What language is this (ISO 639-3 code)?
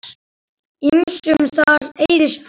isl